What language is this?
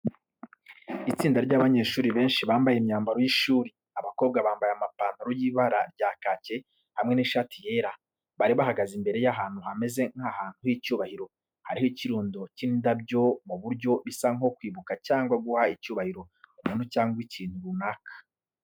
Kinyarwanda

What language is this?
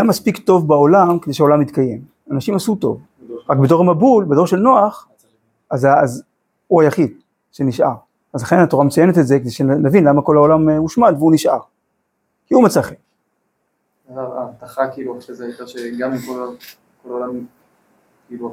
Hebrew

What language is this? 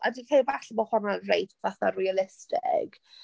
Welsh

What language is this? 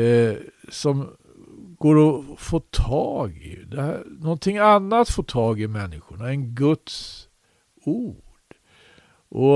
Swedish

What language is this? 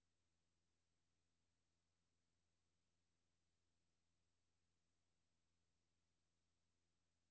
Danish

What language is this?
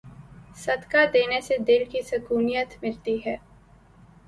Urdu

